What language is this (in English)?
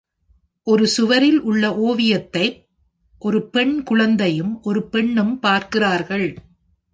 Tamil